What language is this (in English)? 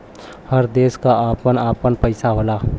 Bhojpuri